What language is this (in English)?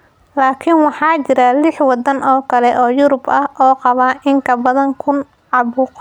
Somali